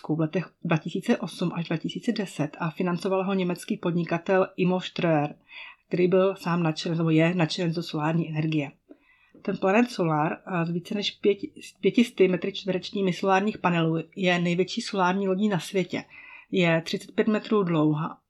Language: Czech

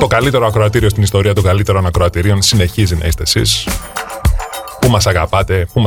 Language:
Greek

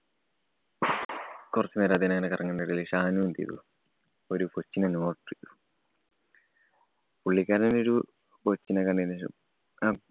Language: Malayalam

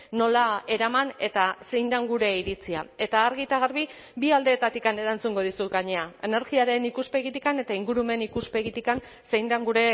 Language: Basque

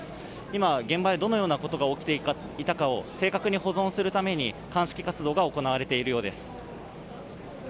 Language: Japanese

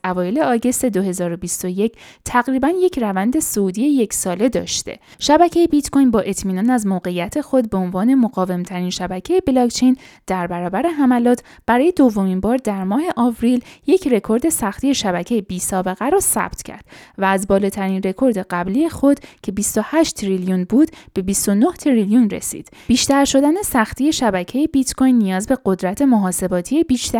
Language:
Persian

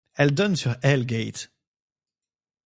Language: French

